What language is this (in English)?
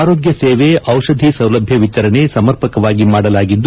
Kannada